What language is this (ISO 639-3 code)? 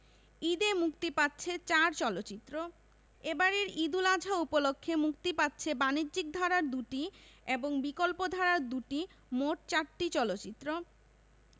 ben